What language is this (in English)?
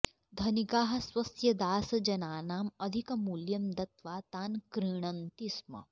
Sanskrit